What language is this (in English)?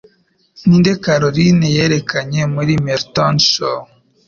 Kinyarwanda